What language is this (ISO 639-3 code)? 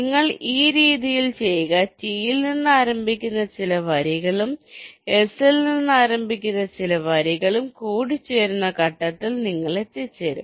mal